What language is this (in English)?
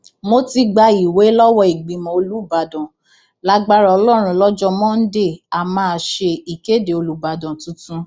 Yoruba